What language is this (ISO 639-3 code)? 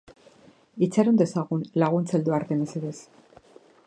eus